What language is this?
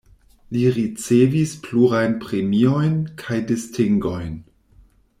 Esperanto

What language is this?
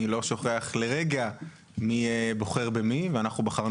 Hebrew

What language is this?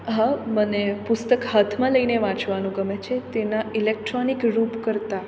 Gujarati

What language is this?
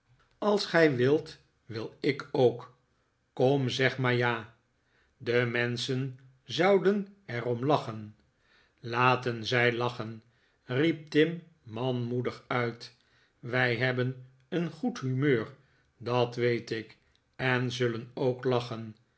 Dutch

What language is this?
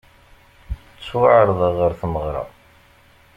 Kabyle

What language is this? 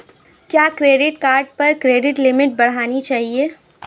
Hindi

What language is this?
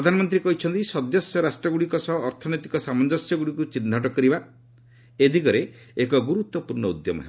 Odia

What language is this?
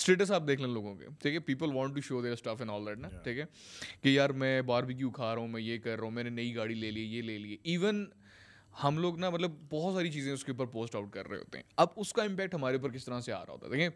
Urdu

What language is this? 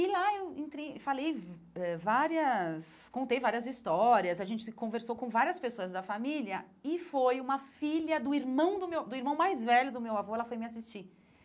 Portuguese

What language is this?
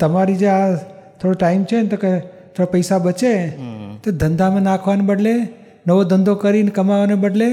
Gujarati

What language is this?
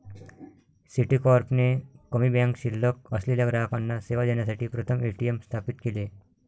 Marathi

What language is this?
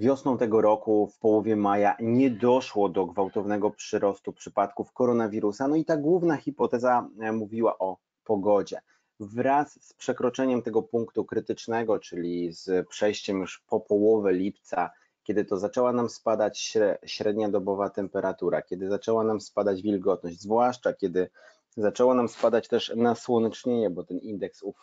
Polish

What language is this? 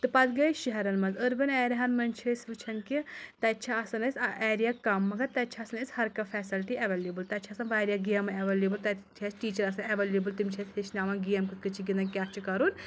Kashmiri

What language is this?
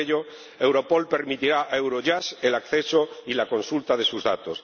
Spanish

